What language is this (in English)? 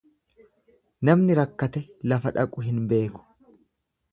Oromo